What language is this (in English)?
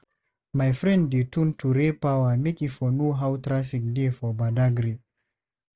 Nigerian Pidgin